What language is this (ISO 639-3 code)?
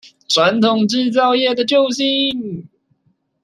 zho